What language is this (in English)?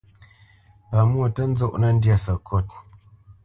Bamenyam